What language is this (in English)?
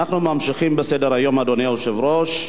Hebrew